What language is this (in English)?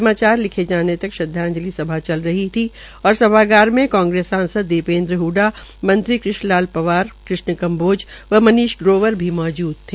Hindi